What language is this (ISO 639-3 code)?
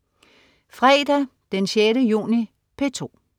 dan